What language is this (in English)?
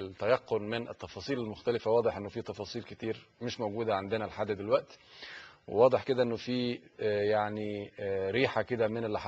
Arabic